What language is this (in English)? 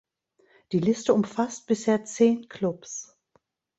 German